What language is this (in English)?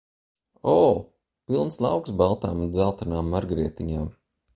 Latvian